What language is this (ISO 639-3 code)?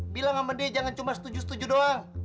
ind